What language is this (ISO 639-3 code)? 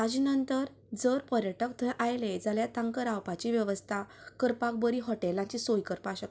kok